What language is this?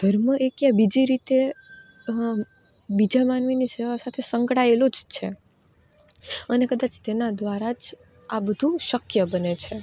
Gujarati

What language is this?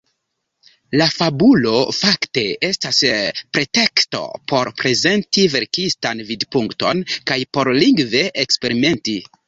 Esperanto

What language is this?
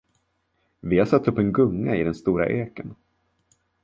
Swedish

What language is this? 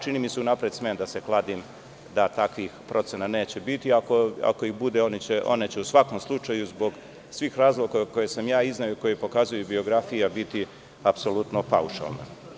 Serbian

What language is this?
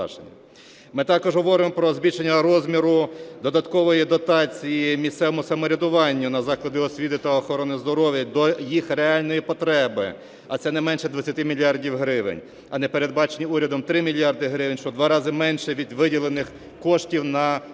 Ukrainian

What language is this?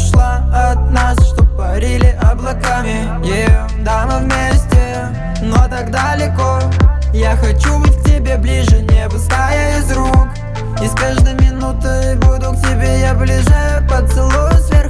Indonesian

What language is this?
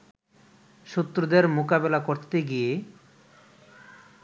Bangla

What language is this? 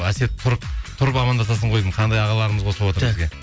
Kazakh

